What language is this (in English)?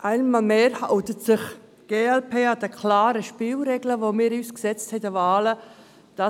Swiss German